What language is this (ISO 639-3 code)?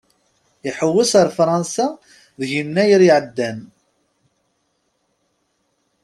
kab